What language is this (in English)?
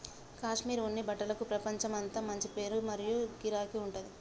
Telugu